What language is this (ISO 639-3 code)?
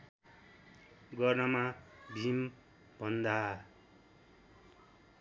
nep